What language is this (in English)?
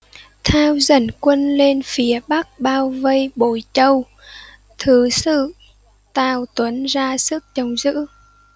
Vietnamese